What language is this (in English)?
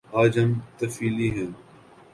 Urdu